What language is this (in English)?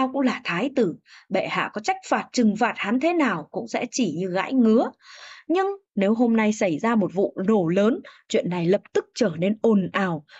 Vietnamese